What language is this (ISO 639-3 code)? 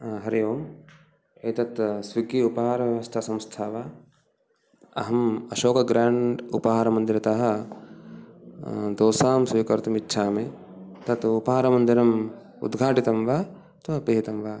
san